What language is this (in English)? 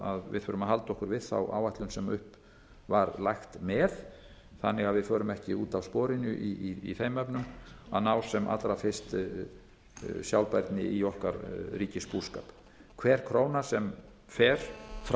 Icelandic